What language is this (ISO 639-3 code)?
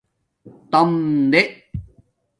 dmk